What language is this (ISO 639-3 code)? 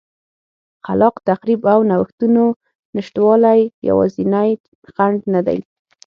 pus